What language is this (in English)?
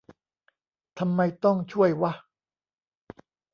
Thai